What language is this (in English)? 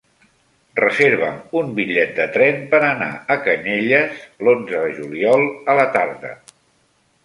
Catalan